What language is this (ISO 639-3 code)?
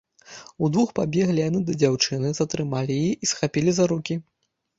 bel